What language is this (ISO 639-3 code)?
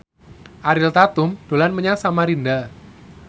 jav